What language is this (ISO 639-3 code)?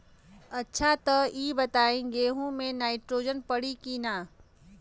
bho